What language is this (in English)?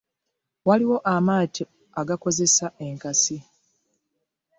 Ganda